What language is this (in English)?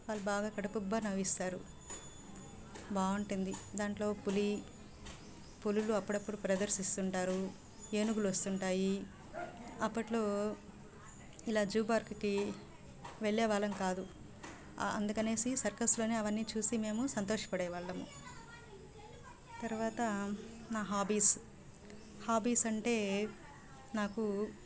Telugu